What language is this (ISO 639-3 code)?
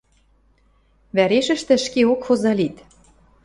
mrj